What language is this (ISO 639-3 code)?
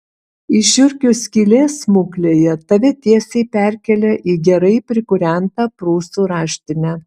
lit